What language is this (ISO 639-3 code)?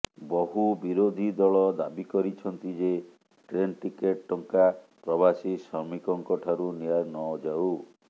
ori